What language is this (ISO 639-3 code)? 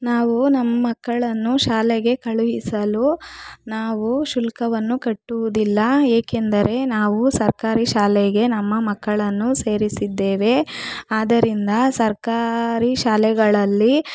kan